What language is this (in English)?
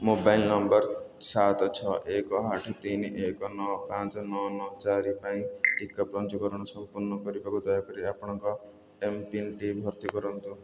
Odia